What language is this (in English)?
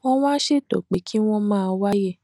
Yoruba